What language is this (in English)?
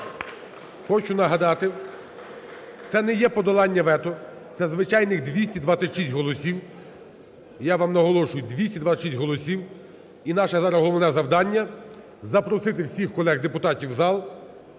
Ukrainian